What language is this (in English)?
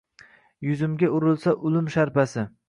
Uzbek